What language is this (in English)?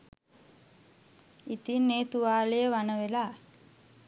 Sinhala